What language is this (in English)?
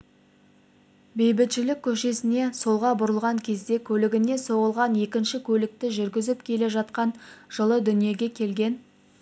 Kazakh